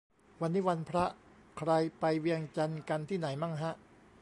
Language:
Thai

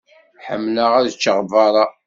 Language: Kabyle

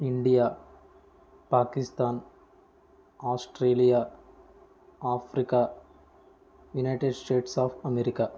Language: Telugu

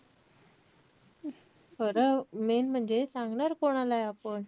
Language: Marathi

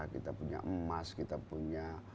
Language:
Indonesian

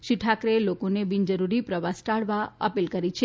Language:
Gujarati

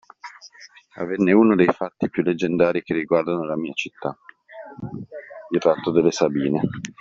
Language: Italian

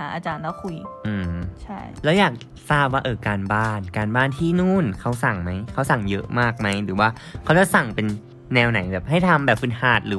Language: Thai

